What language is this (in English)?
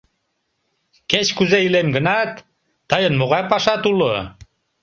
Mari